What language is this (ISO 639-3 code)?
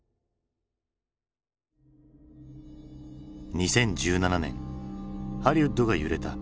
jpn